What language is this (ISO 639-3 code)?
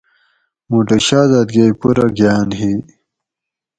gwc